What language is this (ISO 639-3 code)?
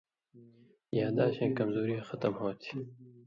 mvy